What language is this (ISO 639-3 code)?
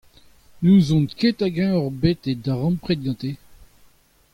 bre